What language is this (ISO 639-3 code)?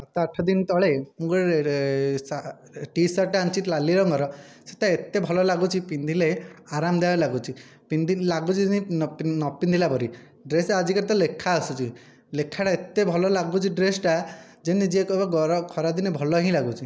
ori